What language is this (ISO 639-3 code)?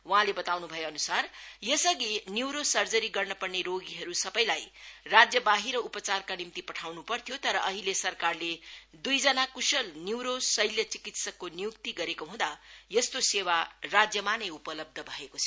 nep